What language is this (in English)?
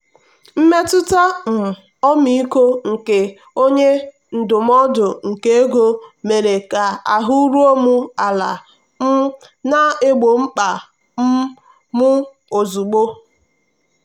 Igbo